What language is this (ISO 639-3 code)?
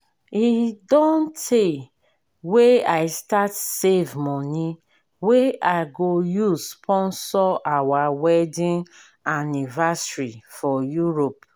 pcm